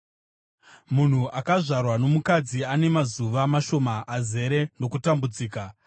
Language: Shona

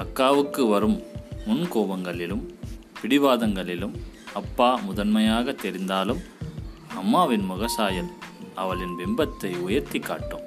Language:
Tamil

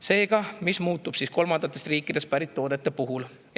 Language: Estonian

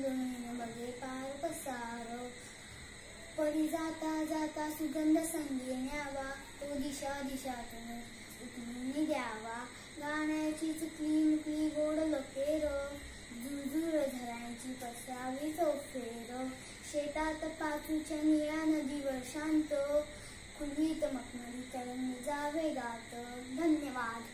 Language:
Dutch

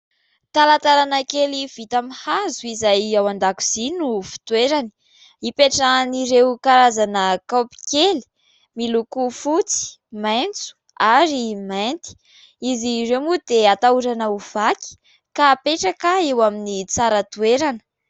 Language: Malagasy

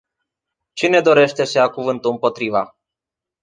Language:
Romanian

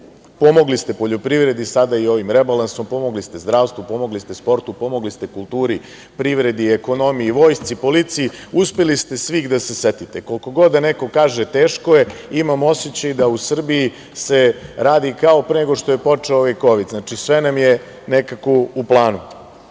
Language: Serbian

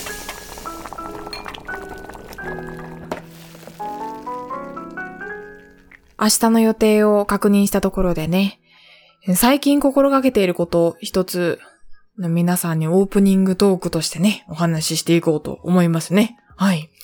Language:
Japanese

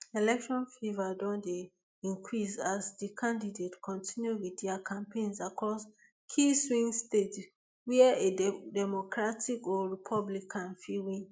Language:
Nigerian Pidgin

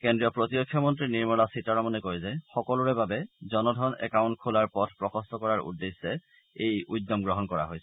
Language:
Assamese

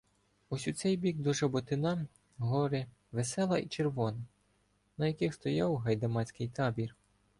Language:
Ukrainian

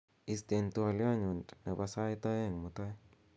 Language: Kalenjin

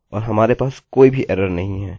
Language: Hindi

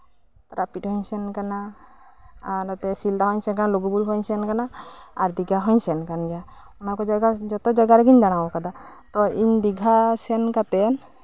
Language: Santali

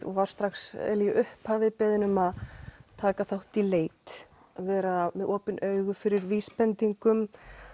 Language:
Icelandic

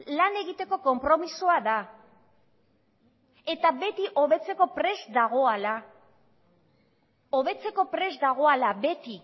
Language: Basque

